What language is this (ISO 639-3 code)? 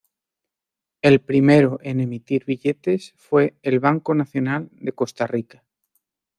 spa